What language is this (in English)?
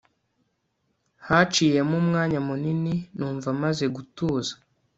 Kinyarwanda